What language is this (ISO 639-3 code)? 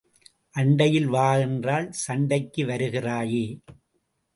tam